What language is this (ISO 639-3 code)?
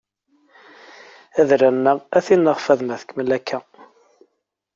kab